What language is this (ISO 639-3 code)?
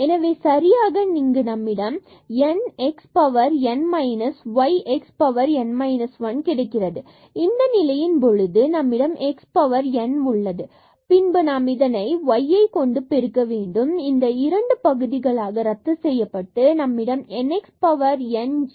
tam